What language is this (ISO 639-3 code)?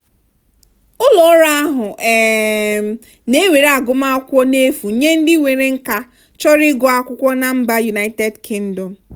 ibo